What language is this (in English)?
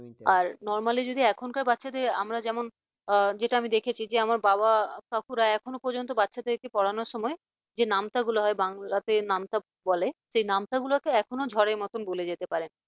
Bangla